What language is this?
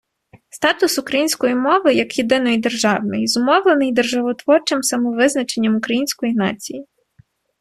Ukrainian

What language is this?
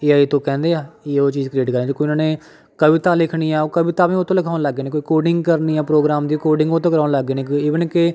Punjabi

